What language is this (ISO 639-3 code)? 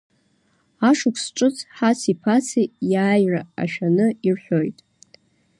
abk